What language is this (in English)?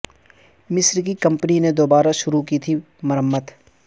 Urdu